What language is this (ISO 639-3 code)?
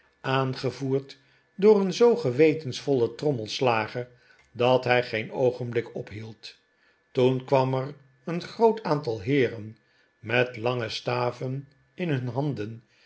nld